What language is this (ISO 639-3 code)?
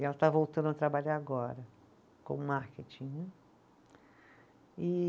por